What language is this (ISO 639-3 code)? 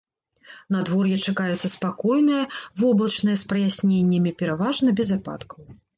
bel